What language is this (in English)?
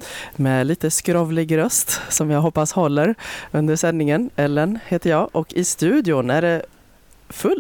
Swedish